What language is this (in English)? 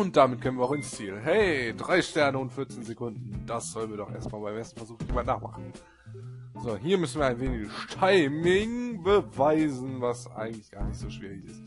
German